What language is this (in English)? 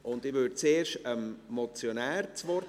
Swiss German